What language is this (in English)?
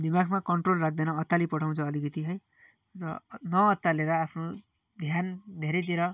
Nepali